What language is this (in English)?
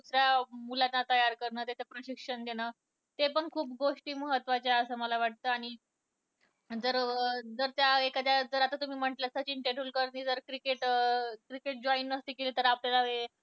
Marathi